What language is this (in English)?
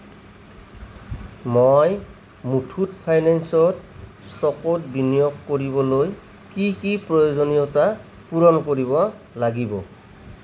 Assamese